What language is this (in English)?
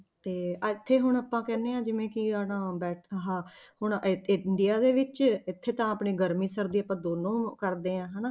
Punjabi